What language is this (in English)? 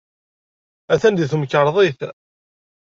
Kabyle